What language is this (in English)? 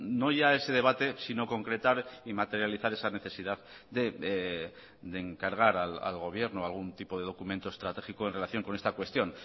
Spanish